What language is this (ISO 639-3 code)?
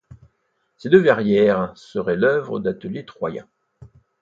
fra